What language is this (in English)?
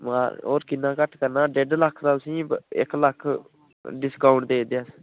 Dogri